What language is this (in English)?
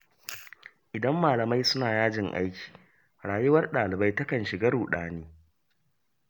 Hausa